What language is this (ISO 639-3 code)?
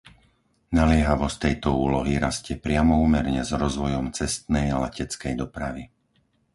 slk